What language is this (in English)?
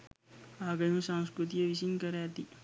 Sinhala